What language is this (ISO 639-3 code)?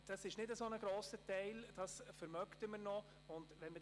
gsw